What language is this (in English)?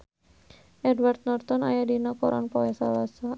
Sundanese